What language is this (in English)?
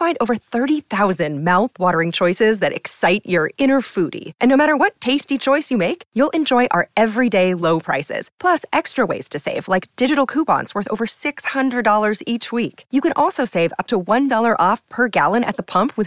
Danish